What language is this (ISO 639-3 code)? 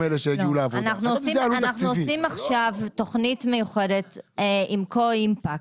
heb